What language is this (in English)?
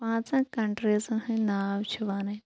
Kashmiri